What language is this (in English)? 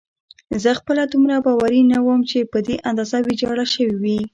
Pashto